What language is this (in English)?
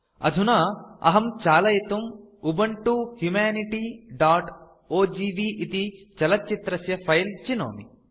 Sanskrit